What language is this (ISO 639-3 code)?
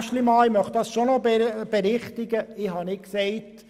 gsw